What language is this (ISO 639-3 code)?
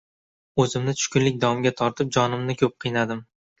uzb